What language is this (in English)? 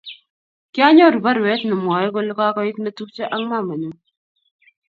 Kalenjin